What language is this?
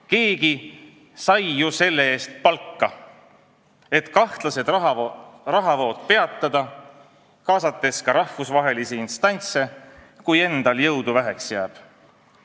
Estonian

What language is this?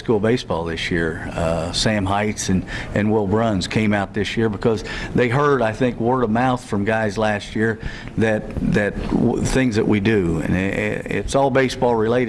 English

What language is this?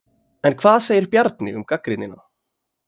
Icelandic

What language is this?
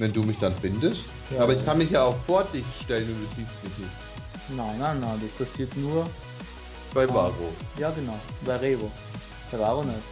German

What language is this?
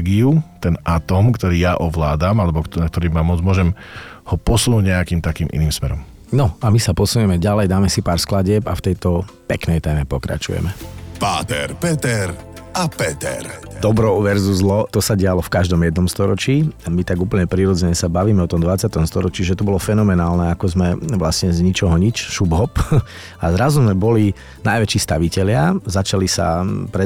Slovak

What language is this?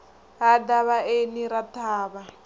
Venda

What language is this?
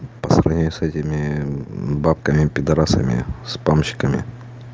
Russian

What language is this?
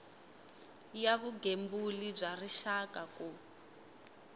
Tsonga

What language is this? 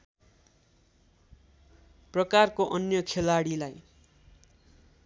Nepali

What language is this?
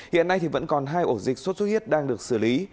Vietnamese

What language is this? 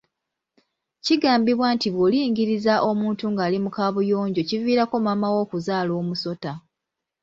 Ganda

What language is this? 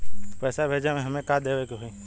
Bhojpuri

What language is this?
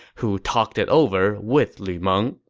English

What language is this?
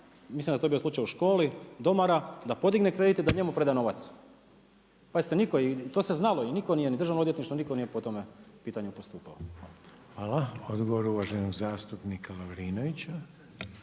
Croatian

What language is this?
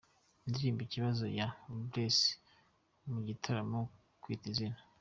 Kinyarwanda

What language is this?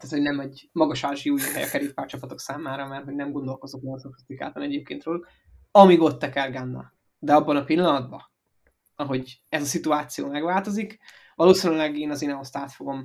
Hungarian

